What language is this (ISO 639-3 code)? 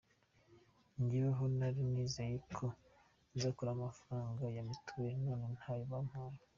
kin